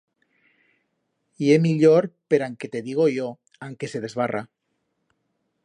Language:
Aragonese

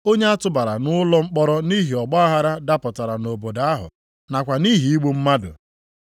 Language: Igbo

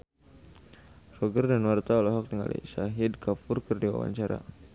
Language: Sundanese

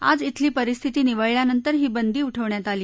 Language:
Marathi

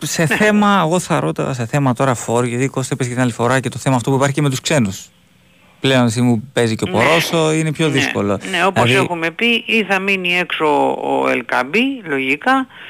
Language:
Greek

